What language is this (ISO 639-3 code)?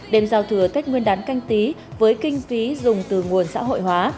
vie